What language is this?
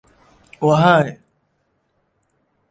Central Kurdish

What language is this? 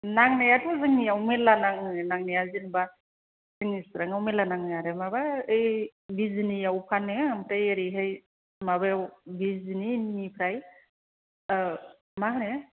Bodo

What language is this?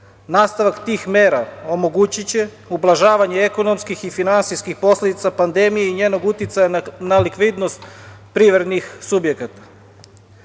Serbian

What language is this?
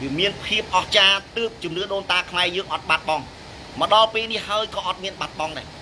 Thai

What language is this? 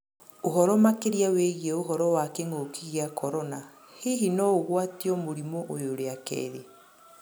Kikuyu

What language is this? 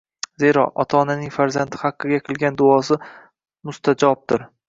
Uzbek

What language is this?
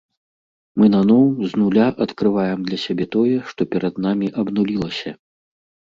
Belarusian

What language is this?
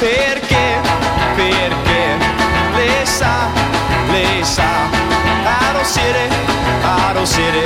Italian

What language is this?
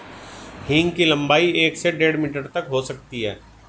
Hindi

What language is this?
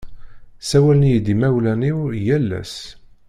Kabyle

